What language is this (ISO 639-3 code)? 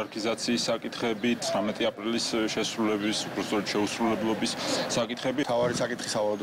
rus